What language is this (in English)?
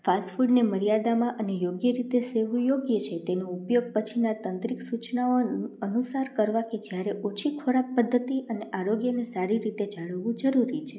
Gujarati